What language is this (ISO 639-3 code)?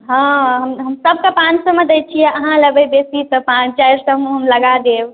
mai